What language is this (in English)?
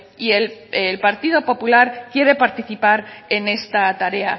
Spanish